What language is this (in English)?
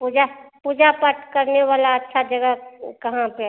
Hindi